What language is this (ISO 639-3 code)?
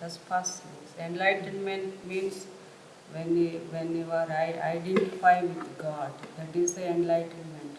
deu